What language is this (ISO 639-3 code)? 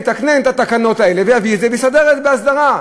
heb